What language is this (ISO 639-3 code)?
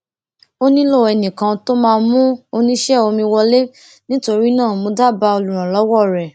yor